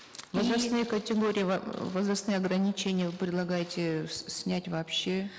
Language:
Kazakh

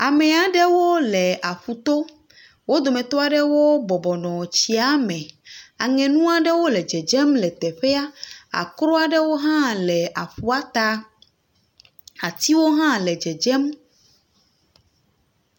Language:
Ewe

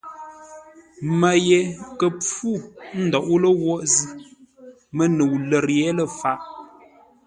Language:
Ngombale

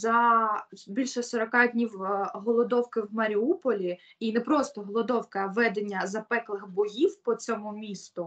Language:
Ukrainian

